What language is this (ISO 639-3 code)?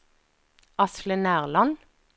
nor